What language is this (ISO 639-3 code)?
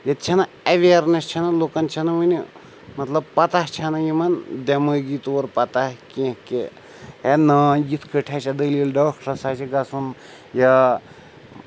kas